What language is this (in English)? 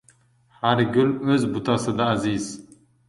Uzbek